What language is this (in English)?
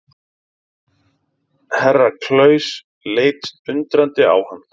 Icelandic